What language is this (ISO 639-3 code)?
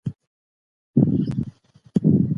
pus